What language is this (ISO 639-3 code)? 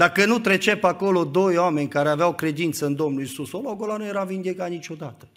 ron